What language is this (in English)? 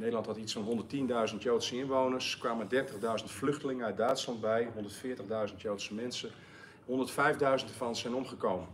Dutch